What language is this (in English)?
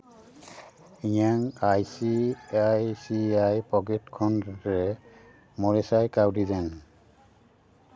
Santali